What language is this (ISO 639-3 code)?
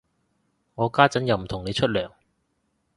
yue